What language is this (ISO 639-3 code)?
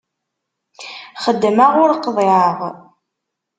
kab